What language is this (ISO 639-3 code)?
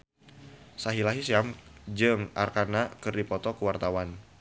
sun